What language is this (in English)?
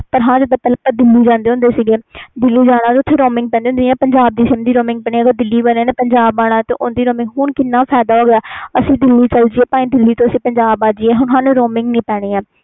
Punjabi